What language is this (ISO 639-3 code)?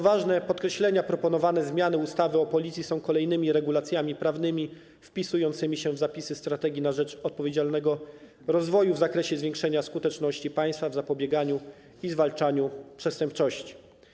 pol